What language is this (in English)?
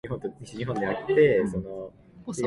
Japanese